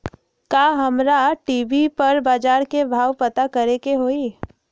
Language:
Magahi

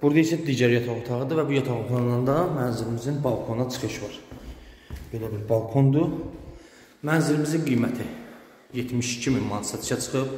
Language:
Turkish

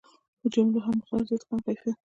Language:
Pashto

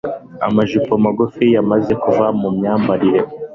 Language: Kinyarwanda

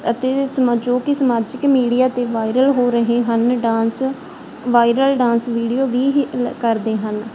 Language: Punjabi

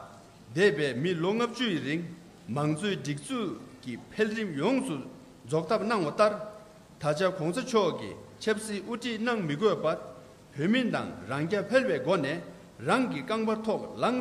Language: Korean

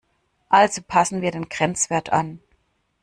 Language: German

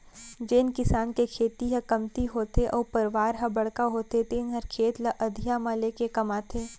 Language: Chhattisgarhi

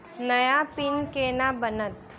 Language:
Maithili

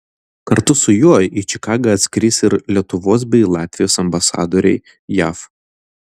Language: Lithuanian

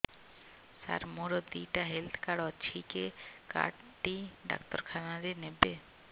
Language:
Odia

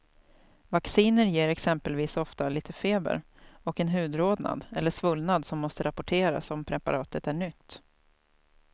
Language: Swedish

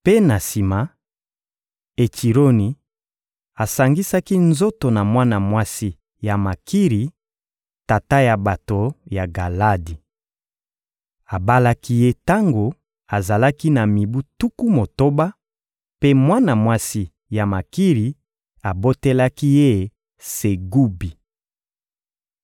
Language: Lingala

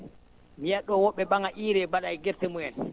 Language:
Fula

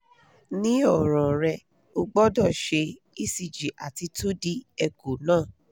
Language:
Yoruba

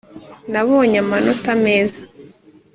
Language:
Kinyarwanda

